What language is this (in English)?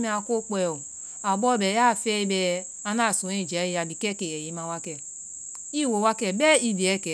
Vai